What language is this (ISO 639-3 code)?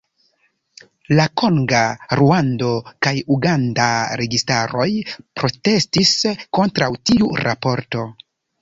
epo